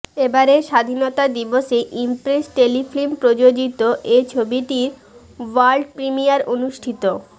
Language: Bangla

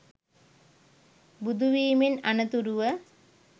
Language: Sinhala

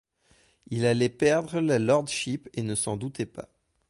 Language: French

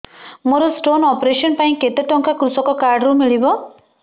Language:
Odia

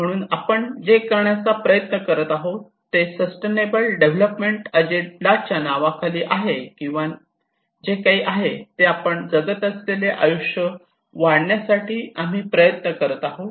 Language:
Marathi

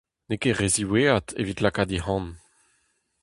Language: Breton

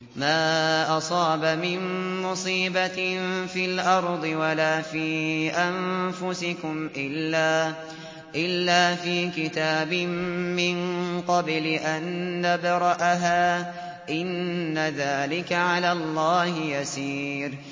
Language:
Arabic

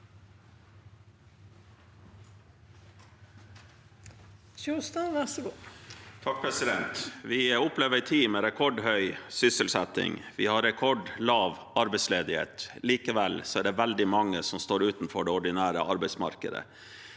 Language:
Norwegian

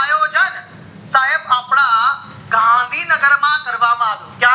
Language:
Gujarati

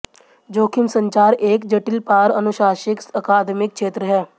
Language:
Hindi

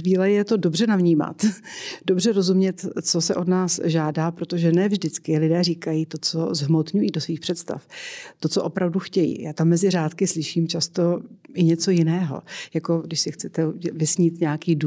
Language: Czech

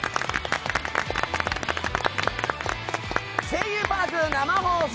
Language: Japanese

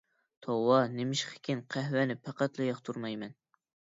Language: Uyghur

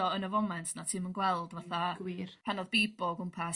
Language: Welsh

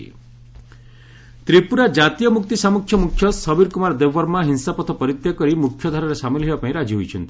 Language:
Odia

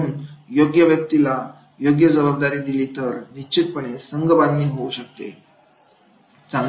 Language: Marathi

